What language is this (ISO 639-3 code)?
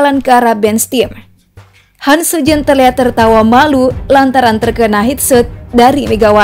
ind